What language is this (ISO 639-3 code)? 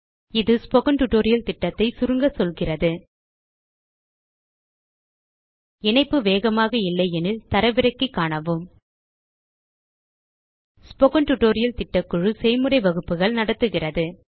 tam